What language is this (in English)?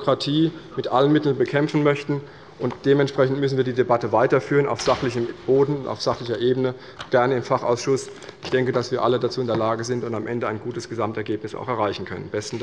German